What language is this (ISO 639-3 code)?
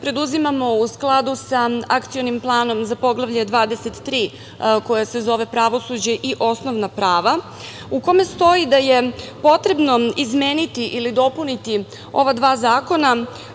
srp